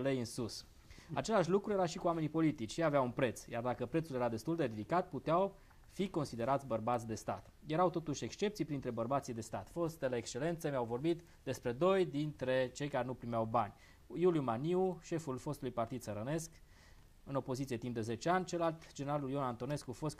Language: Romanian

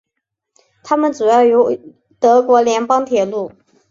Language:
Chinese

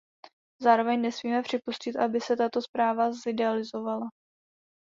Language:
Czech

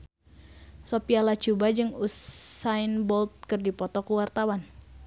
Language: Sundanese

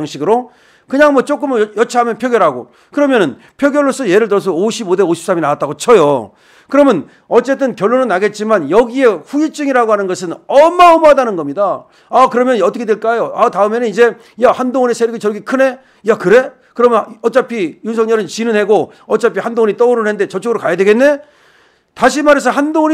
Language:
Korean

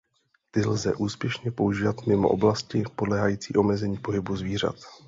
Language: Czech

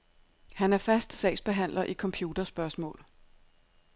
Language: Danish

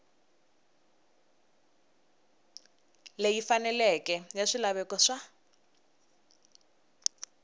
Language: Tsonga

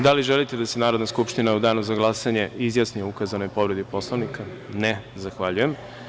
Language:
Serbian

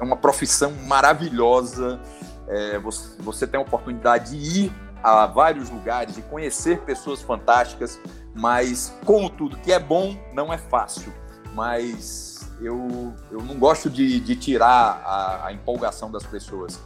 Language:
Portuguese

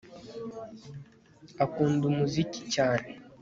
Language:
Kinyarwanda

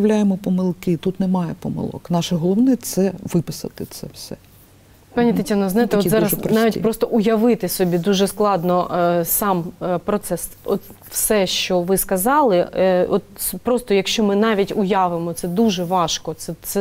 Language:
Ukrainian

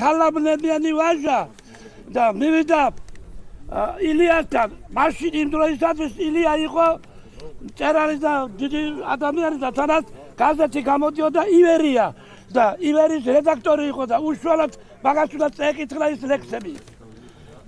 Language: Turkish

